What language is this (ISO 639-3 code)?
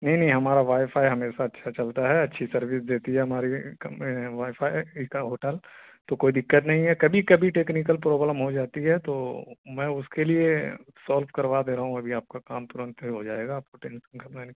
urd